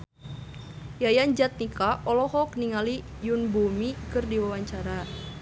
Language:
Sundanese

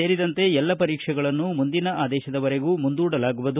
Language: Kannada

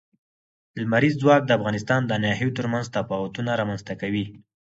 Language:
Pashto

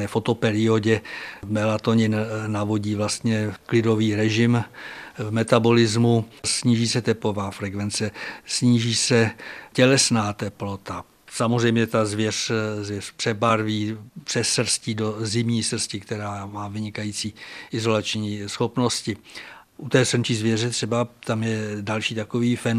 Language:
Czech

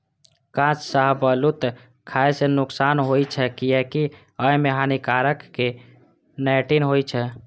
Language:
Maithili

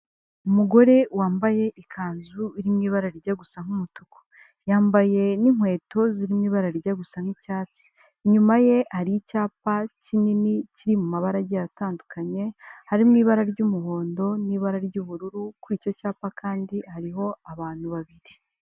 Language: Kinyarwanda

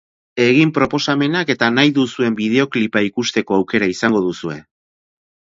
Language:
Basque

